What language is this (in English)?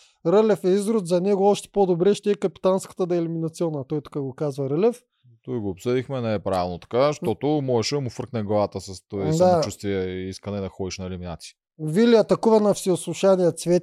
Bulgarian